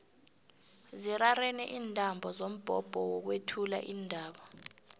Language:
South Ndebele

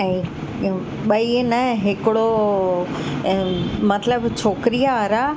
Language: Sindhi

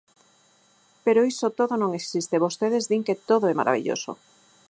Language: Galician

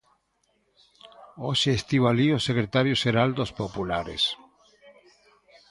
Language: Galician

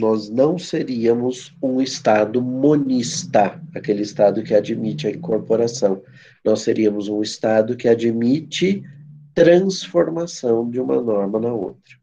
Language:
Portuguese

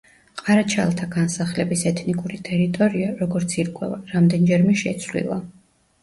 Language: Georgian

